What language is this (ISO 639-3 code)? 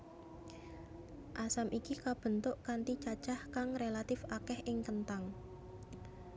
jav